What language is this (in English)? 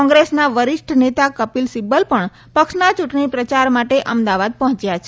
Gujarati